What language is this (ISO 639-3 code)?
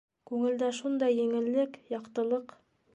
bak